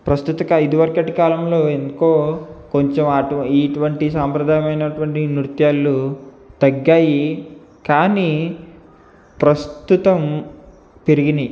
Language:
Telugu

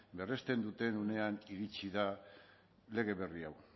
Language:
Basque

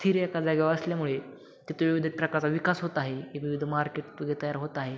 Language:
Marathi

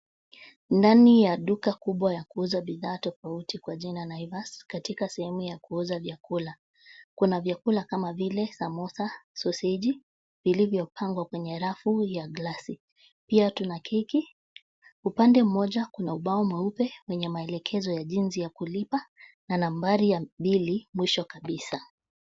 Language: Swahili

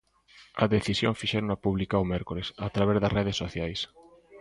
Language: Galician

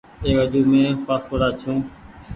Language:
Goaria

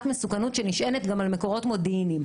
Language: Hebrew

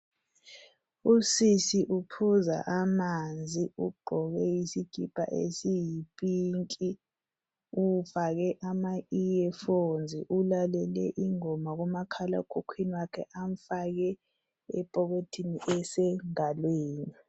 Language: North Ndebele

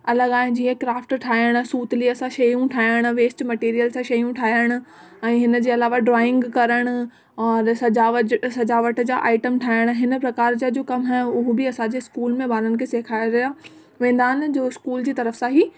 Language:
Sindhi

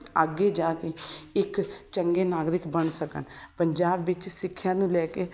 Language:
Punjabi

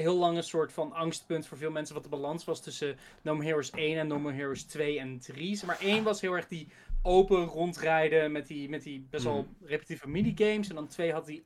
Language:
Dutch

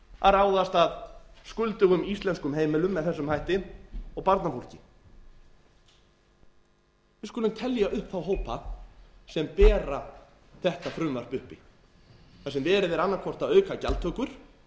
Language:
Icelandic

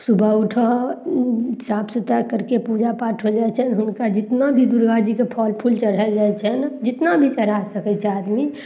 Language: Maithili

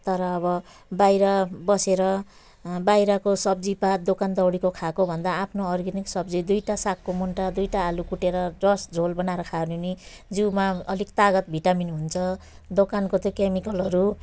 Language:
Nepali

